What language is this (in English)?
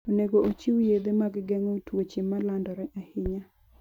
Luo (Kenya and Tanzania)